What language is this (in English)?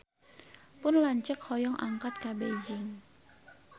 Sundanese